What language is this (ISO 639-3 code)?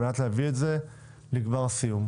heb